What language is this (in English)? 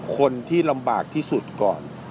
Thai